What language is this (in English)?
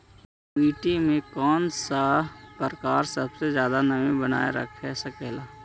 Magahi